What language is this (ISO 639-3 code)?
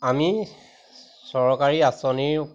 asm